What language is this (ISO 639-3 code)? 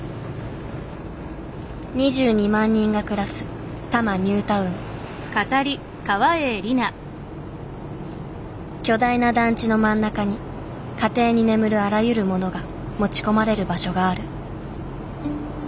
jpn